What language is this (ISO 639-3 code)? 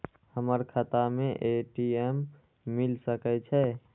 mai